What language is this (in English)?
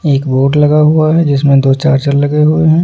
Hindi